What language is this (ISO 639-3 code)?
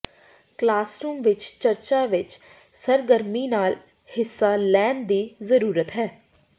pan